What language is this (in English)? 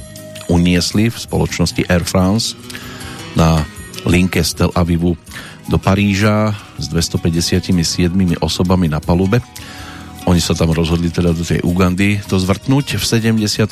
Slovak